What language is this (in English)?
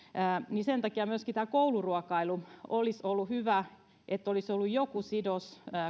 Finnish